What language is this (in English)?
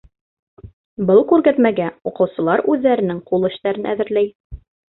Bashkir